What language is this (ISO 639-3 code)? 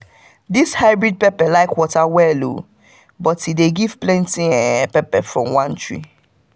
pcm